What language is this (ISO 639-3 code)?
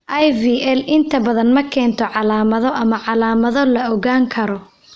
som